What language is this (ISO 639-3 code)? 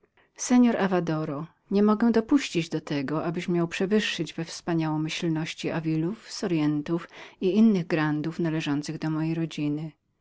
pol